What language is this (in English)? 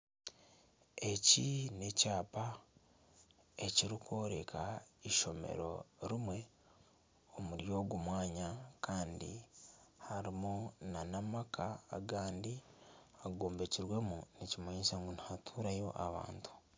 Nyankole